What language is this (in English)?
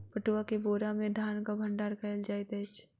Maithili